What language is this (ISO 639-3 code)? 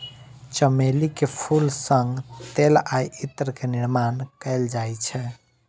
mai